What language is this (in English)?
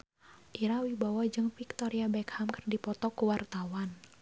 Sundanese